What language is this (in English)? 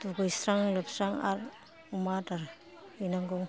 Bodo